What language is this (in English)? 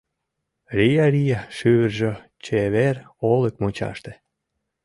Mari